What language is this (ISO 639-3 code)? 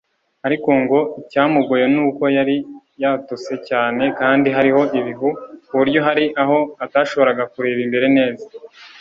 kin